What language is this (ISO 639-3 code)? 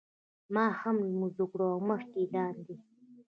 pus